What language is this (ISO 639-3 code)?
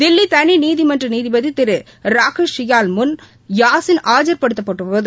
tam